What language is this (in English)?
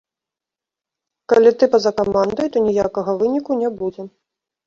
Belarusian